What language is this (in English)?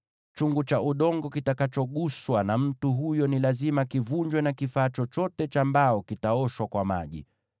Swahili